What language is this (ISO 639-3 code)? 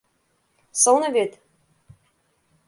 chm